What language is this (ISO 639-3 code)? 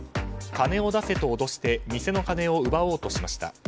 jpn